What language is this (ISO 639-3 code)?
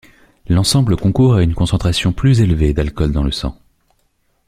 fra